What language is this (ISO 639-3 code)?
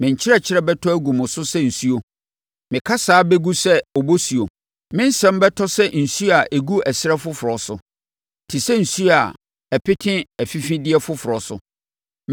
aka